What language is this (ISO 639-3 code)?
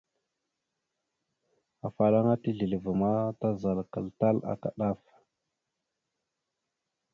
mxu